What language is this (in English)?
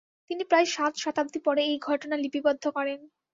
Bangla